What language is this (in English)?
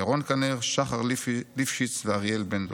Hebrew